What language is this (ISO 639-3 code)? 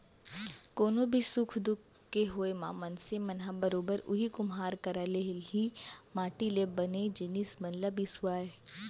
hne